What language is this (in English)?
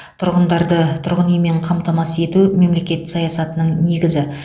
Kazakh